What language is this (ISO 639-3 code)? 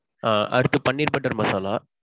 tam